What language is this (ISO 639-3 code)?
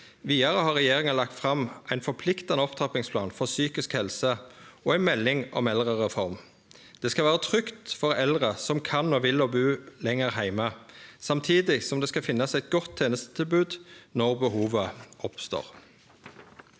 nor